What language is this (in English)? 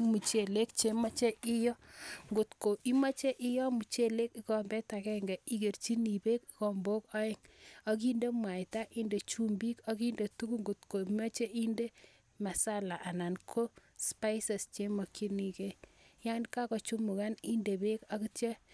Kalenjin